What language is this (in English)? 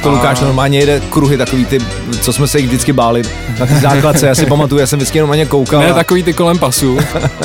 Czech